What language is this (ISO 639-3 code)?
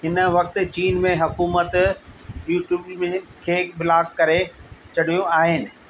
snd